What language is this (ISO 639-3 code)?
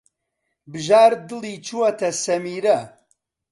ckb